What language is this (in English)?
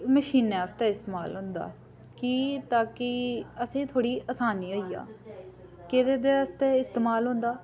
Dogri